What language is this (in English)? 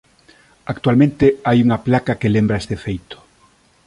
Galician